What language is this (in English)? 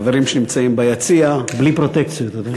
Hebrew